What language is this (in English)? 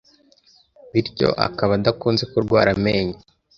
Kinyarwanda